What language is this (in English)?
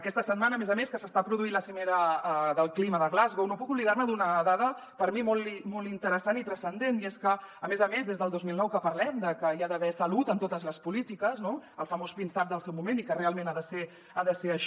Catalan